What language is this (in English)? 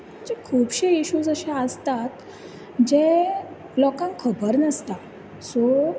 Konkani